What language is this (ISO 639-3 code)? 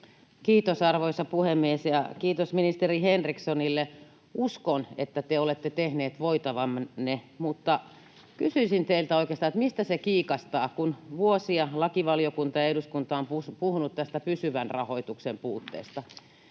fin